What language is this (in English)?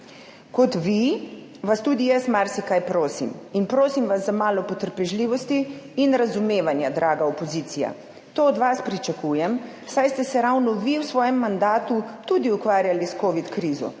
Slovenian